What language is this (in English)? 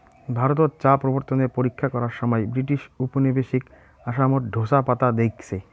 Bangla